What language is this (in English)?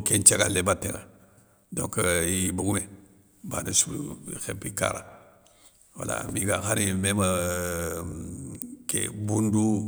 Soninke